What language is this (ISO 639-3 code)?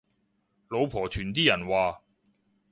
yue